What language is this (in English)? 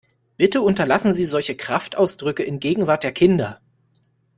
German